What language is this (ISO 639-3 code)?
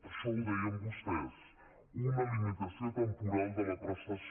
cat